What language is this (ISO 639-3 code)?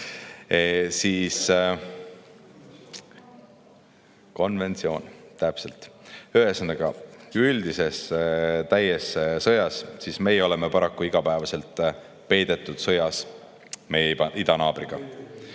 est